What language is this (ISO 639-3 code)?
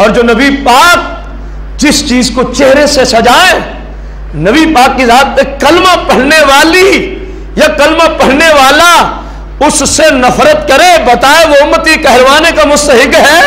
hin